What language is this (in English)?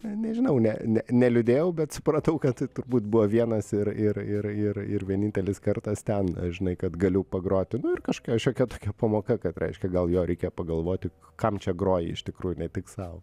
Lithuanian